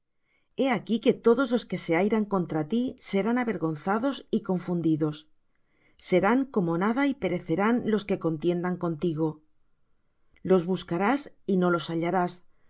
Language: Spanish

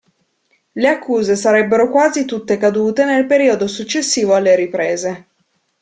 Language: Italian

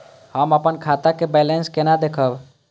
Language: Maithili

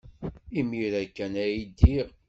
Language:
Kabyle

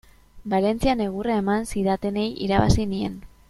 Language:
Basque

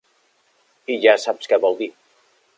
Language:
Catalan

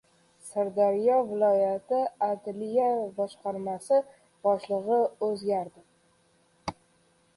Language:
Uzbek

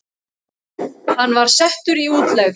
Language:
Icelandic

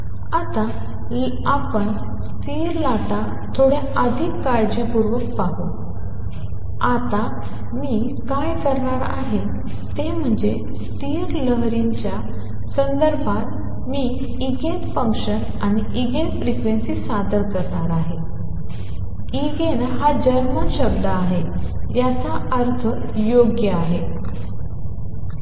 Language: Marathi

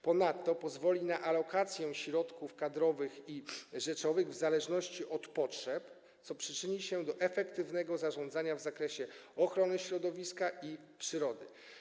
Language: Polish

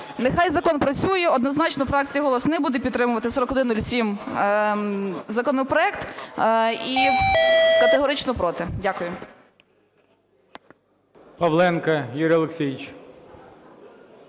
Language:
Ukrainian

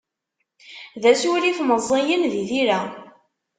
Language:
Kabyle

